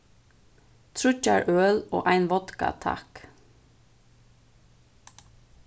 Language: Faroese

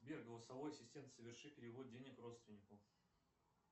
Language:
Russian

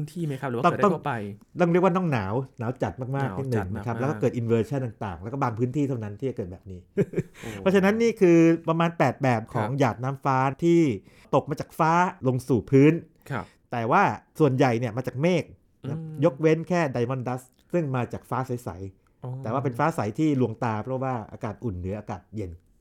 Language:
Thai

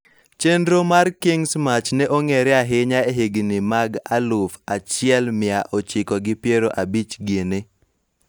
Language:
Luo (Kenya and Tanzania)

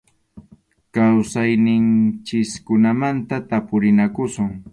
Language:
Arequipa-La Unión Quechua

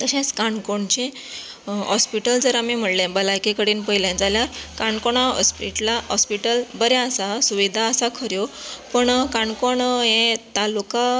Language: Konkani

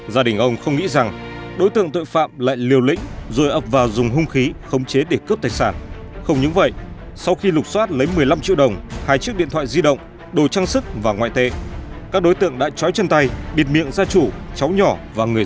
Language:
Vietnamese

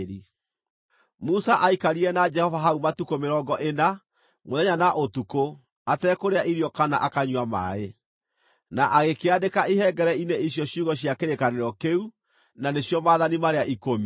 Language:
Kikuyu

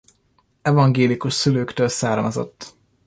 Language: Hungarian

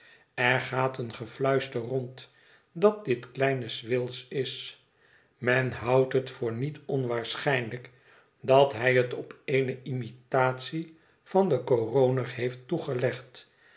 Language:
Dutch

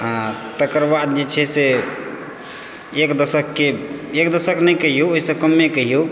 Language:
Maithili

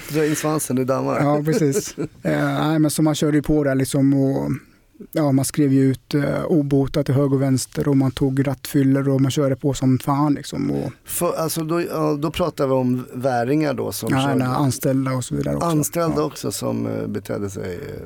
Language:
Swedish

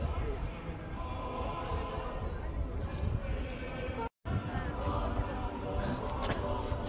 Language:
Ukrainian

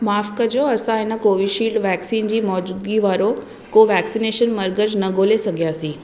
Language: Sindhi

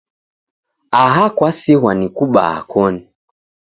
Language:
Taita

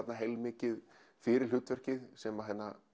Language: Icelandic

